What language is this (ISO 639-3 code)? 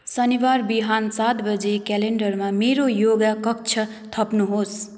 nep